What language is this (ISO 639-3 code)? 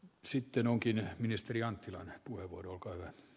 fin